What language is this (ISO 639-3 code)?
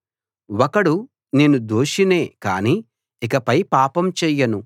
tel